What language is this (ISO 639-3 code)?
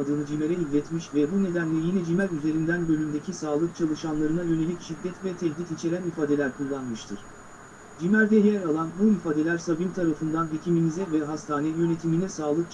tur